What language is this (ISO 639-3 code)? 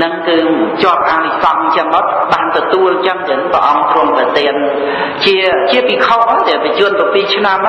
khm